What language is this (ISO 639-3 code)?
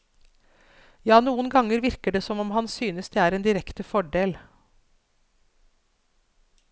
nor